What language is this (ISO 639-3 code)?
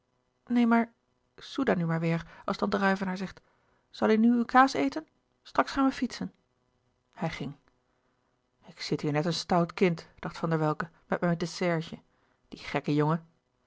nld